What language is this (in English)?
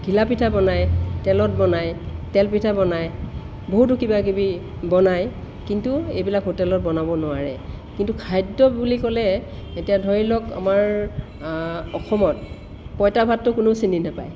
Assamese